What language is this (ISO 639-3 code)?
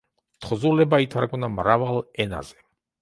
kat